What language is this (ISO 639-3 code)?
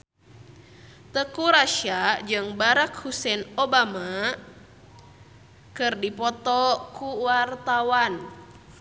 sun